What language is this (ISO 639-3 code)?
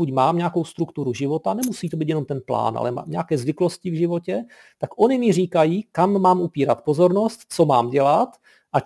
ces